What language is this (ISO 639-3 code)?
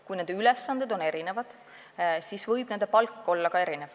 est